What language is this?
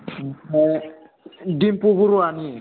Bodo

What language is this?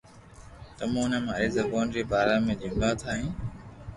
Loarki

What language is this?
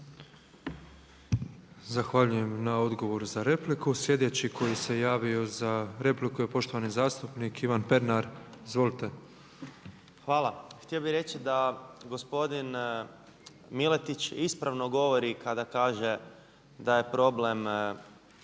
Croatian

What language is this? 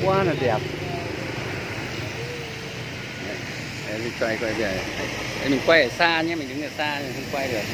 Vietnamese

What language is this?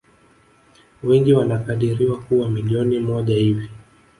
Swahili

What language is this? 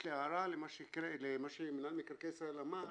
Hebrew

